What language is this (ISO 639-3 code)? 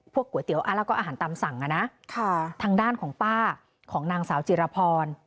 tha